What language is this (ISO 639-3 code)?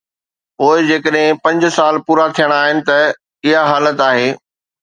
snd